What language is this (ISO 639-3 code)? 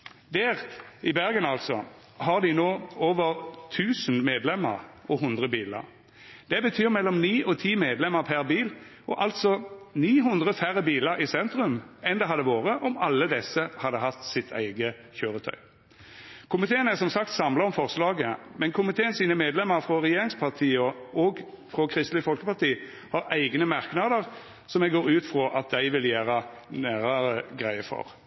nno